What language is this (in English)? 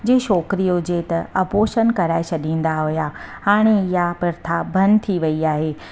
Sindhi